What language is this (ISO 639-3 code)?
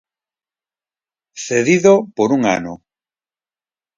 glg